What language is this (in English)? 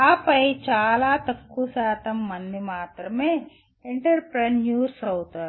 Telugu